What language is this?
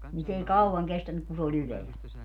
Finnish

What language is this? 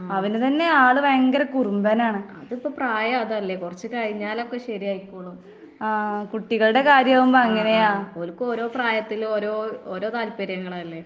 Malayalam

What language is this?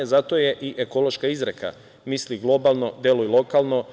Serbian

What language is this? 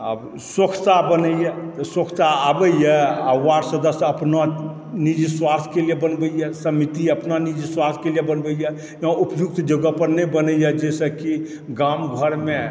Maithili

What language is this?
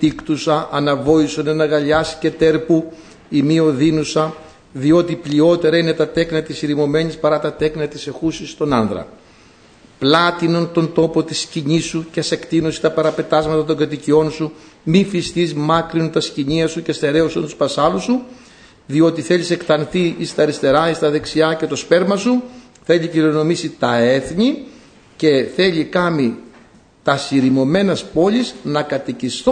Greek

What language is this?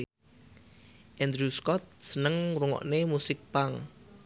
Javanese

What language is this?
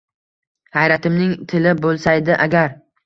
Uzbek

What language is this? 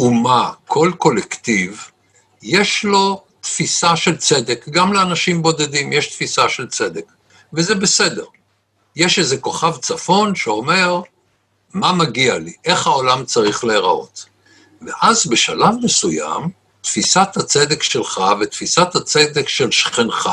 Hebrew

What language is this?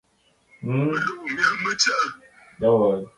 Bafut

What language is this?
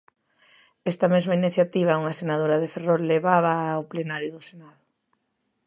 Galician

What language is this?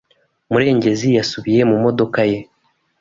Kinyarwanda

